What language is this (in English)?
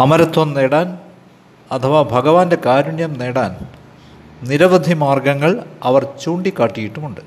Malayalam